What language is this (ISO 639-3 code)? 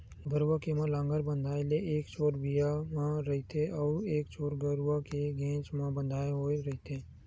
hne